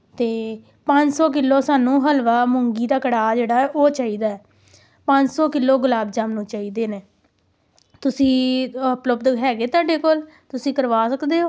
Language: Punjabi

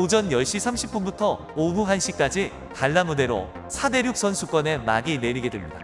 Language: Korean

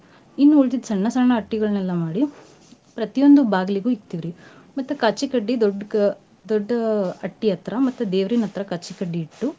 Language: Kannada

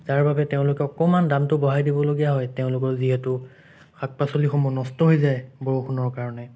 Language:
Assamese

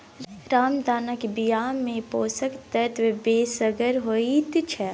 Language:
Maithili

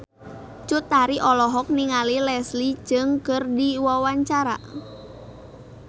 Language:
Sundanese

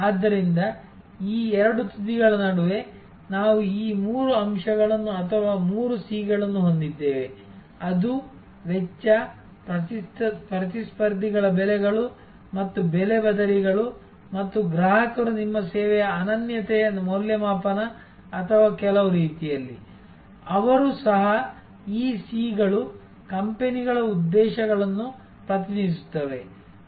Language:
Kannada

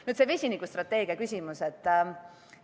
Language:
Estonian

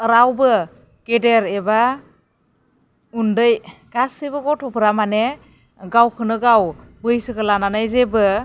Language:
Bodo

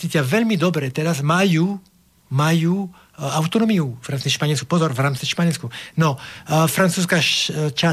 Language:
Slovak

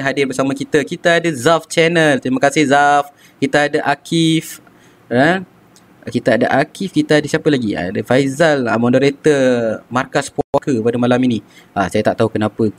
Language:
Malay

